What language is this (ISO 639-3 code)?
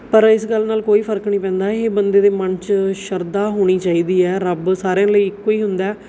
pan